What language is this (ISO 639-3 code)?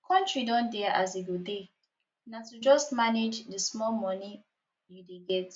pcm